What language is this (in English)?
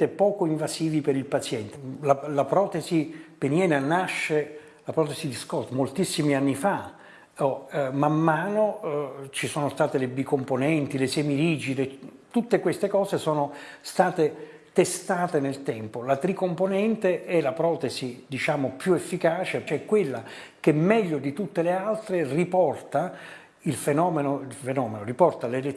Italian